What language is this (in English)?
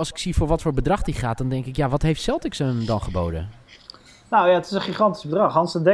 Dutch